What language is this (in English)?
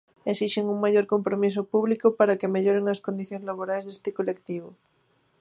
Galician